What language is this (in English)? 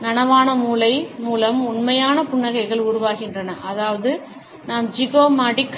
Tamil